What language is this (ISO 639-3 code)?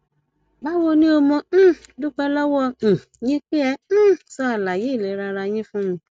yor